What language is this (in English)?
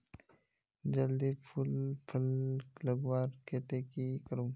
Magahi